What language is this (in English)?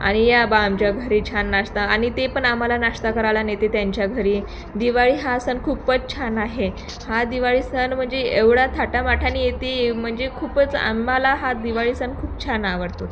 Marathi